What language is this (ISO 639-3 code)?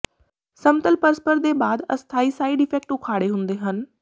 pan